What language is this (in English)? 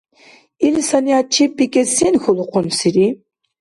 Dargwa